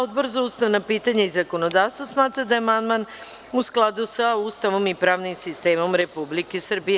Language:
Serbian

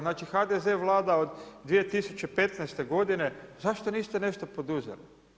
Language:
Croatian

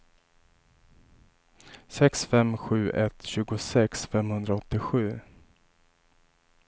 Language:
Swedish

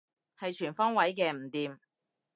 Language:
Cantonese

